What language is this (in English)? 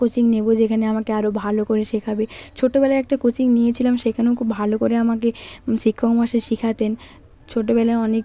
Bangla